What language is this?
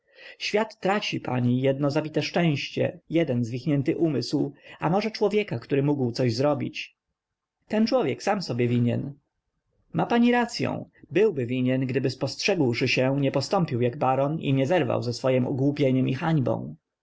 Polish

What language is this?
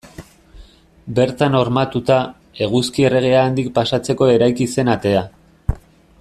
Basque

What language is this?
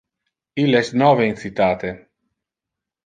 Interlingua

